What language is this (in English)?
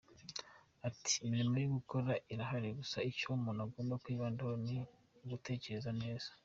Kinyarwanda